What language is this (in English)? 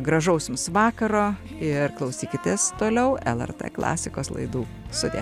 Lithuanian